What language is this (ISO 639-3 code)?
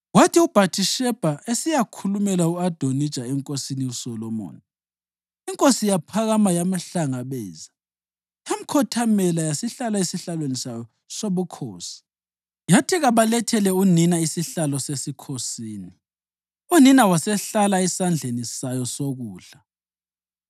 nde